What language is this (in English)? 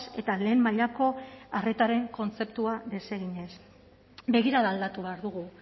Basque